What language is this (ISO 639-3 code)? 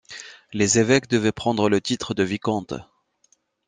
fra